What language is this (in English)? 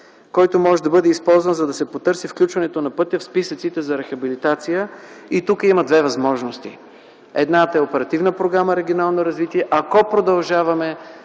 Bulgarian